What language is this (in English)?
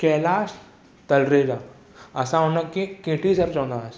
Sindhi